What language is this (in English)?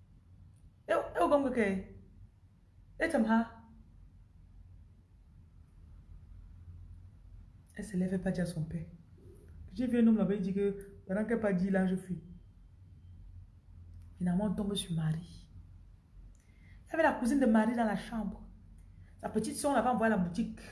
French